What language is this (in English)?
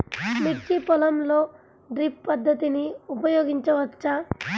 Telugu